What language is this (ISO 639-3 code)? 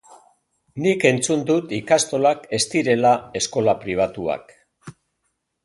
eus